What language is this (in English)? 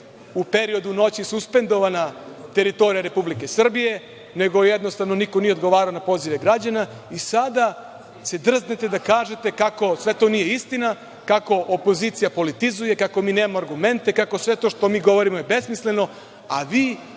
Serbian